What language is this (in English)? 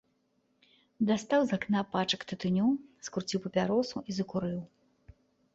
Belarusian